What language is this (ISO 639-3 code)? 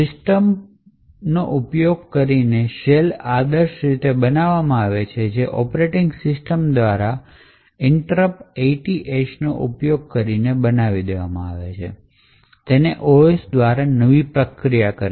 guj